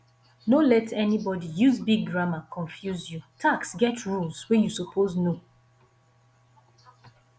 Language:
Nigerian Pidgin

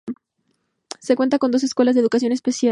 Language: Spanish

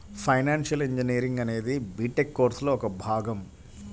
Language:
Telugu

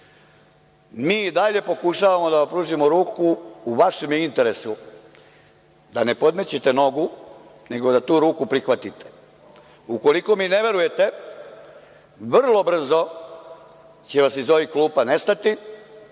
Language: Serbian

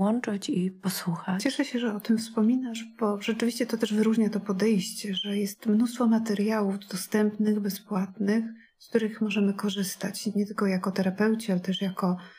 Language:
Polish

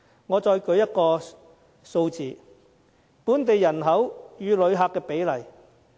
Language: Cantonese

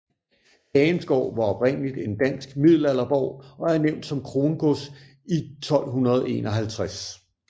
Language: Danish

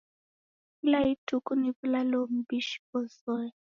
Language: Taita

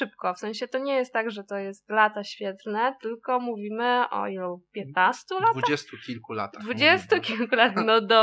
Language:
Polish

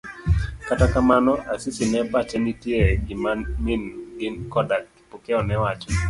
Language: Luo (Kenya and Tanzania)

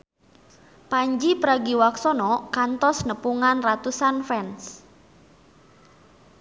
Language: Sundanese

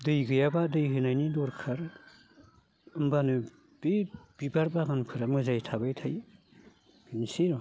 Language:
Bodo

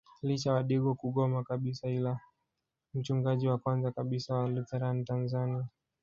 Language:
Swahili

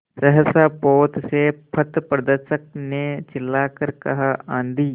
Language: Hindi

